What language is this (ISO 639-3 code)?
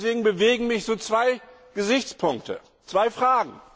deu